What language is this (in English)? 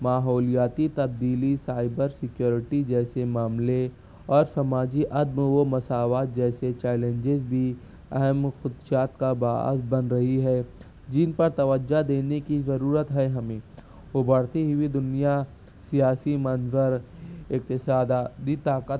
Urdu